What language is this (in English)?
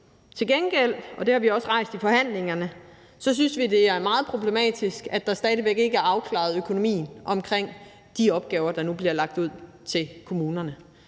Danish